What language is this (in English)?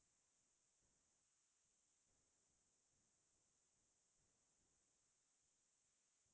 Assamese